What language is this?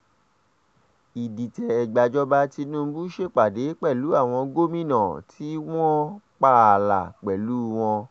Yoruba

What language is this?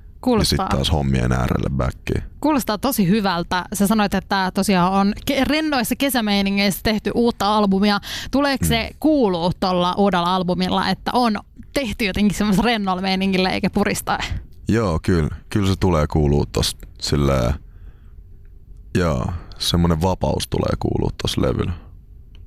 Finnish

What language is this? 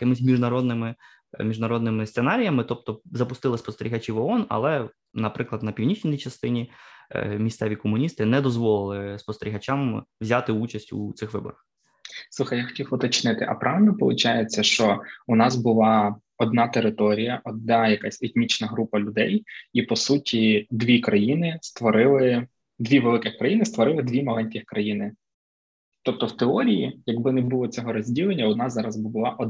Ukrainian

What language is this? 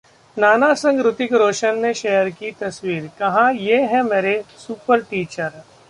Hindi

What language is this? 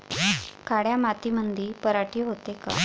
Marathi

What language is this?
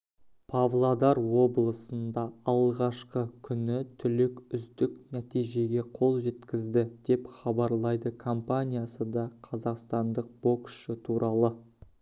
Kazakh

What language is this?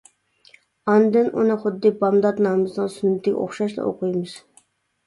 Uyghur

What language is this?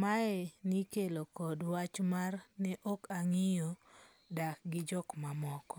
Luo (Kenya and Tanzania)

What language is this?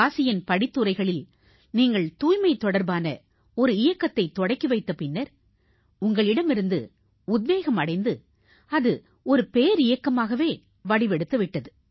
Tamil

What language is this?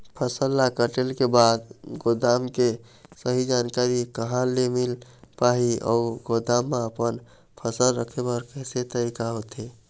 Chhattisgarhi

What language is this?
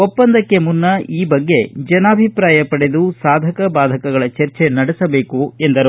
Kannada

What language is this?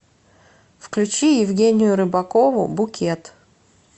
Russian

